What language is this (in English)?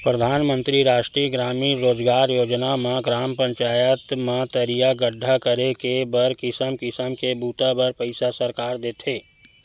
Chhattisgarhi